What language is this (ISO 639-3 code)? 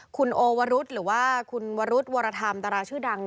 tha